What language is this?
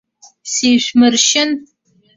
Abkhazian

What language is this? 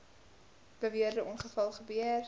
Afrikaans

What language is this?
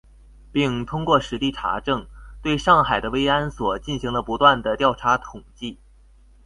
Chinese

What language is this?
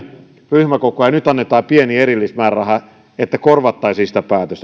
Finnish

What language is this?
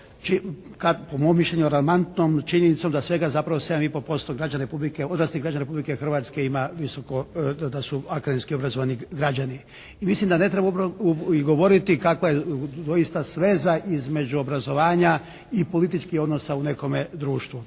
Croatian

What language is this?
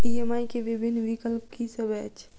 Maithili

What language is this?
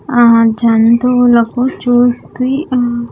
Telugu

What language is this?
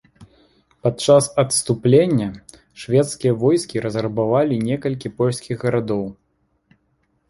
Belarusian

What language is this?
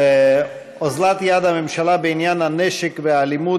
Hebrew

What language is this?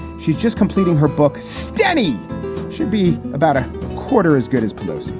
English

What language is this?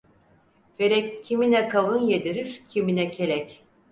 Turkish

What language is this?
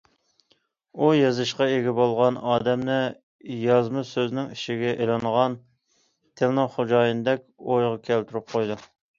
Uyghur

